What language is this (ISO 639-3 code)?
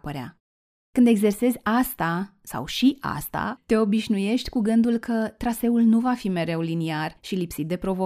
ron